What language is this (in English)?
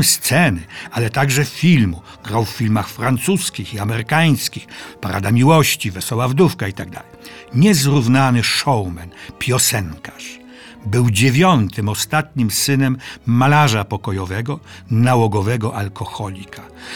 Polish